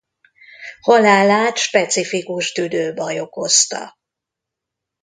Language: Hungarian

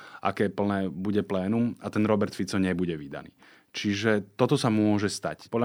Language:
Slovak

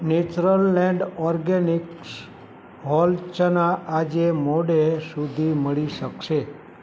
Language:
Gujarati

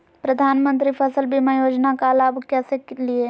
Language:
Magahi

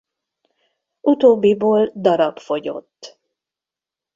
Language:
Hungarian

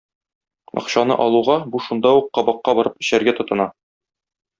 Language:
Tatar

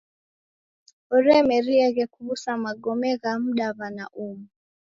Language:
Taita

